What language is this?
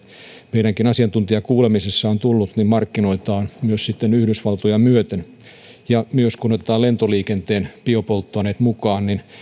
Finnish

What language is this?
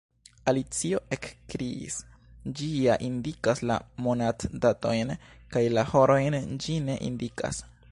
Esperanto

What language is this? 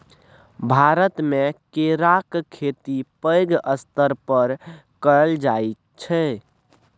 Maithili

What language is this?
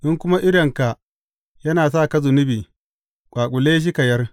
Hausa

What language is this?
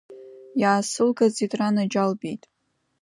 Abkhazian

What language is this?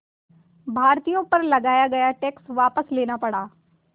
Hindi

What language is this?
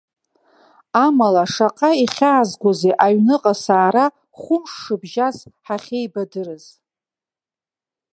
Abkhazian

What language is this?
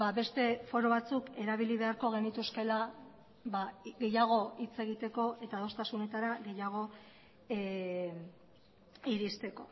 Basque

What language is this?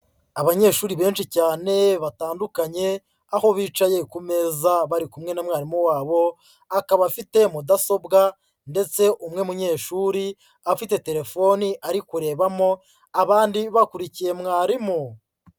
Kinyarwanda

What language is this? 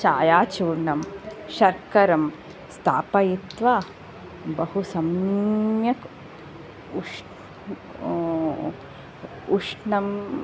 Sanskrit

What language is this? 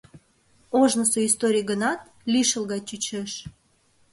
Mari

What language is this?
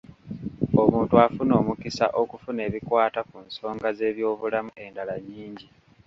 Ganda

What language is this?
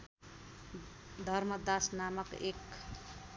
Nepali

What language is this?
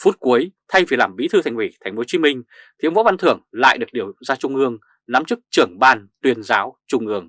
Vietnamese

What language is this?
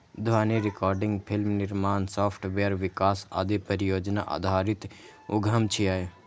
Maithili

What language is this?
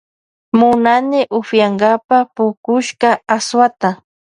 Loja Highland Quichua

